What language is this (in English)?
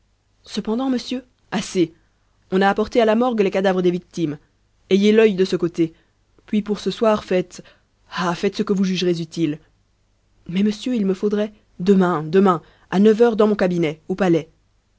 French